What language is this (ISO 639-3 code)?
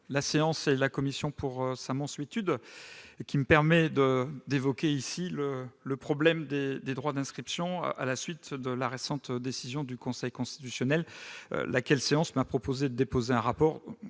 fra